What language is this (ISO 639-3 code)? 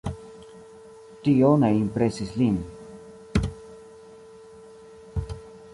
epo